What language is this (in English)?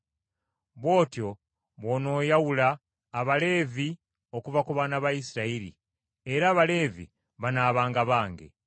Ganda